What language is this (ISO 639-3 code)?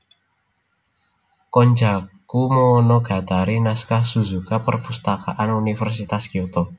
jav